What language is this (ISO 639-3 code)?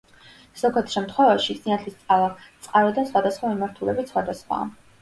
kat